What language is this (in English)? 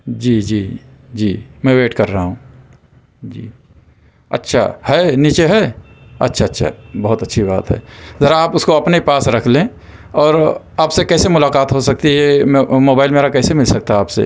Urdu